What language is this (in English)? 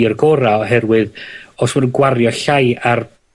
Welsh